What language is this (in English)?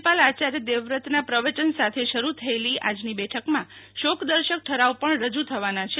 Gujarati